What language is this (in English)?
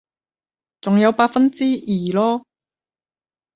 Cantonese